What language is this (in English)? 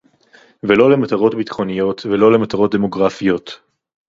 Hebrew